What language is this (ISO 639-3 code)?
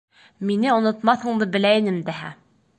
bak